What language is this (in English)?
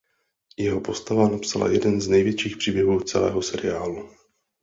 Czech